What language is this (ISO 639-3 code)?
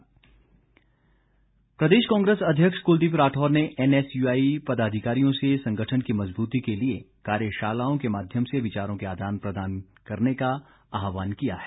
hin